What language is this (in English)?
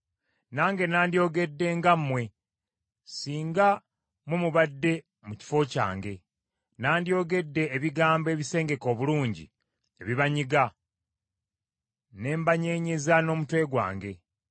Ganda